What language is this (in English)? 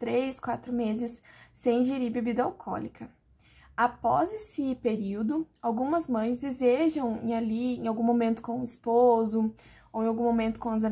Portuguese